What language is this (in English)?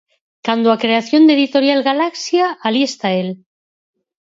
Galician